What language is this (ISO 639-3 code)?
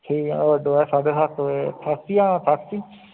doi